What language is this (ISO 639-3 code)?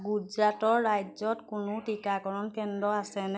asm